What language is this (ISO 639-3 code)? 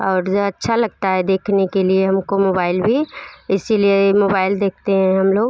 hin